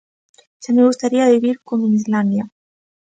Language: Galician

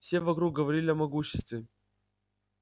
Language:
Russian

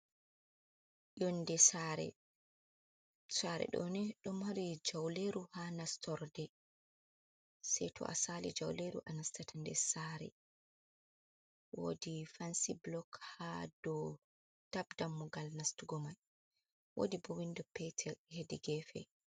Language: Fula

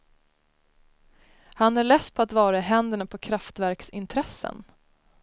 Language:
Swedish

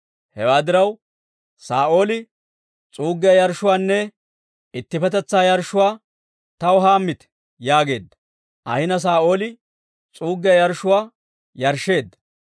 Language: Dawro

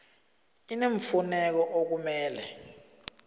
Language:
South Ndebele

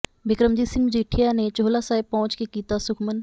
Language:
Punjabi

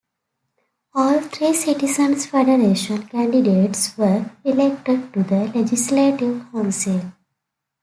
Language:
English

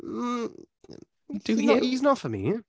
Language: Welsh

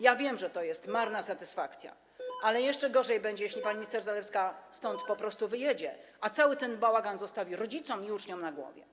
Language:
Polish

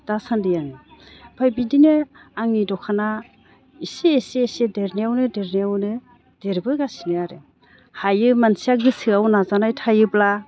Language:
Bodo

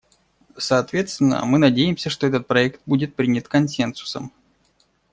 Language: Russian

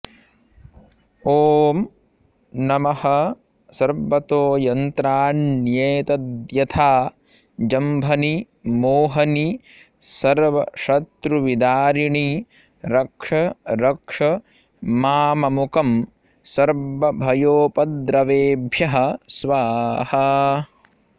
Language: Sanskrit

